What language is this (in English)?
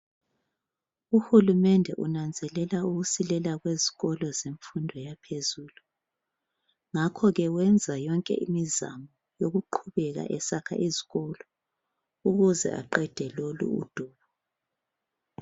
North Ndebele